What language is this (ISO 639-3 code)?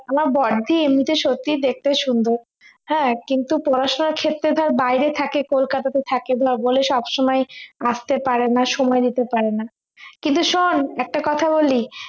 ben